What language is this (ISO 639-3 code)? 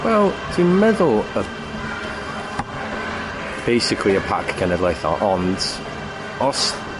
cym